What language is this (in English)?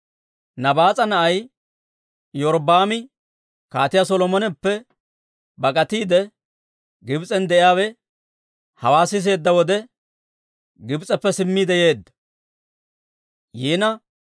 Dawro